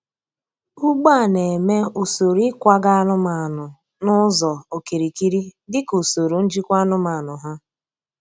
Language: Igbo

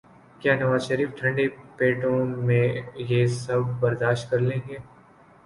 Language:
Urdu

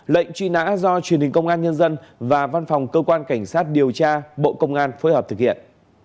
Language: Vietnamese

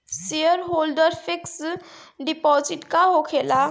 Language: Bhojpuri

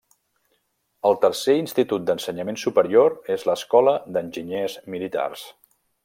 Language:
Catalan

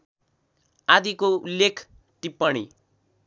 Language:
Nepali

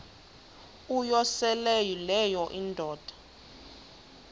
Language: Xhosa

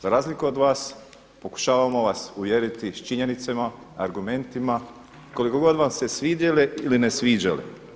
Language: Croatian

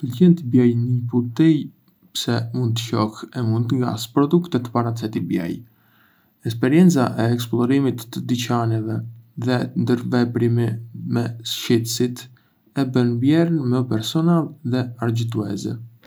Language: Arbëreshë Albanian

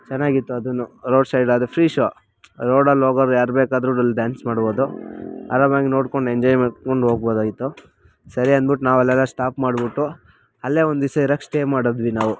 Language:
Kannada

